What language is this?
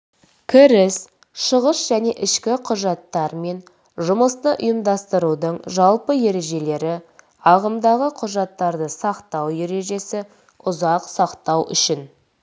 Kazakh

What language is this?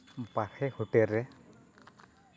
Santali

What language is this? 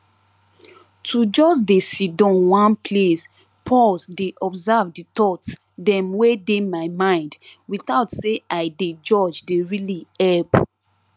Nigerian Pidgin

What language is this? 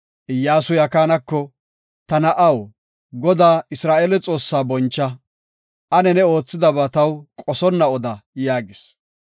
Gofa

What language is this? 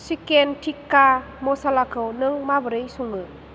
Bodo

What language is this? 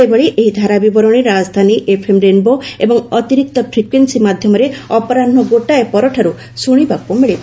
Odia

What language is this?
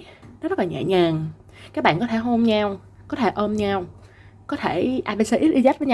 Vietnamese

